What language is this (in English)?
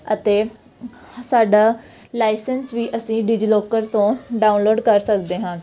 Punjabi